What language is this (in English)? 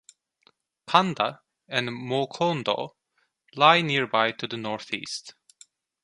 English